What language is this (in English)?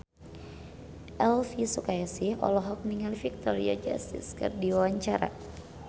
Sundanese